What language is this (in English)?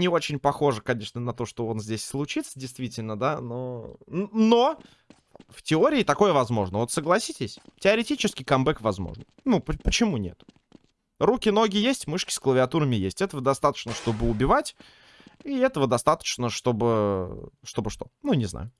Russian